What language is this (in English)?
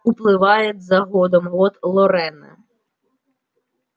Russian